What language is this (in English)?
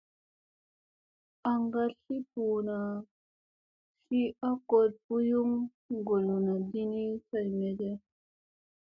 Musey